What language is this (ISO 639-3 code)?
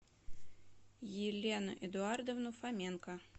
rus